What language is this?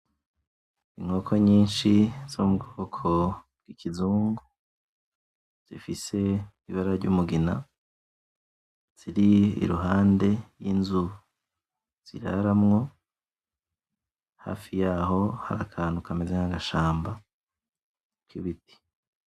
Rundi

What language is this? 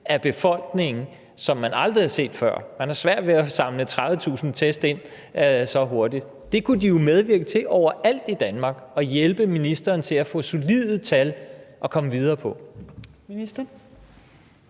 Danish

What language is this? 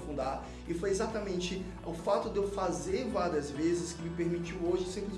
Portuguese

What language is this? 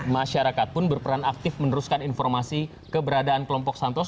Indonesian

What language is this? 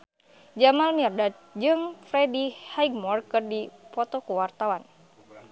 Sundanese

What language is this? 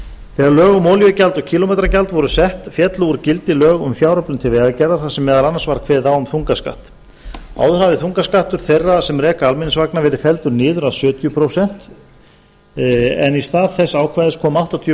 Icelandic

